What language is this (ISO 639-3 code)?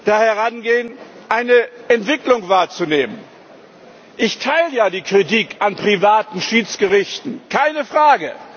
deu